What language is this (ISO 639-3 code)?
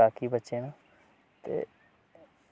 doi